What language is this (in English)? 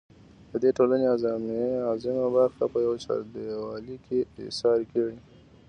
Pashto